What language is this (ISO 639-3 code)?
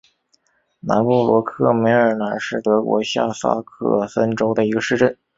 zho